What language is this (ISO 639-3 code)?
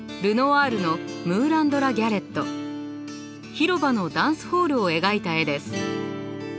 jpn